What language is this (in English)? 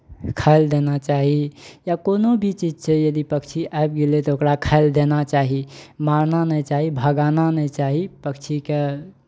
Maithili